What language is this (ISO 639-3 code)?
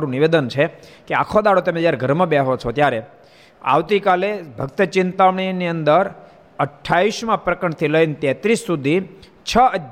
guj